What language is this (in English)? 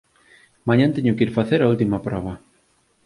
Galician